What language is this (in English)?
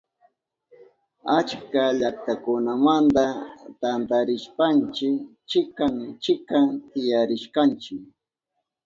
Southern Pastaza Quechua